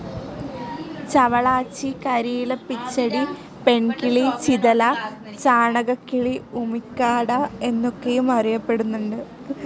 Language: Malayalam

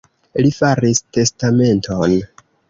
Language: Esperanto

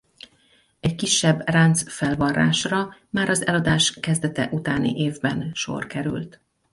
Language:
Hungarian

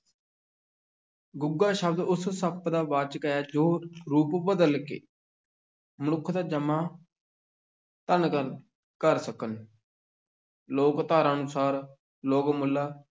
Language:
Punjabi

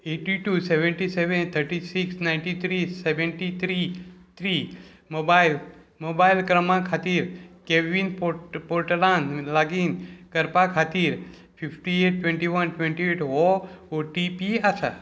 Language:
Konkani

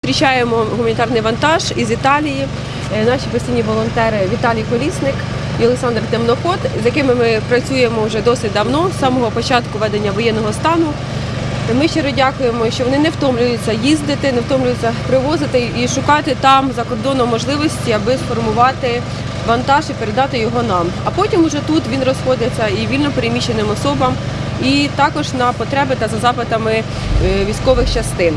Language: Ukrainian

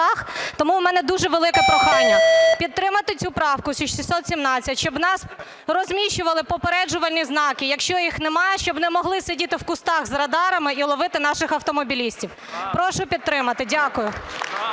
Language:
Ukrainian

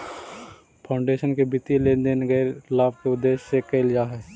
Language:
Magahi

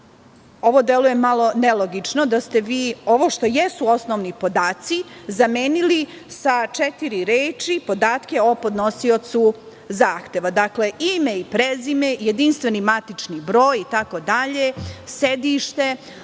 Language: Serbian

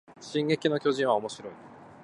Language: Japanese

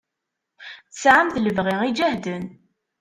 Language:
Kabyle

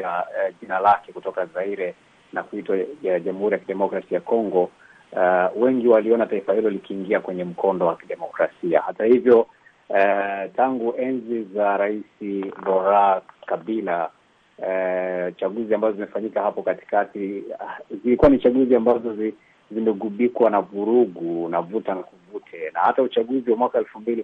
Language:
Swahili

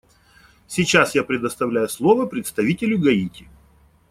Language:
Russian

